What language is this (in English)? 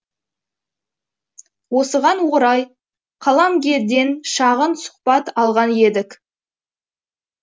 Kazakh